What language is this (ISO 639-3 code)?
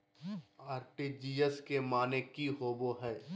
mag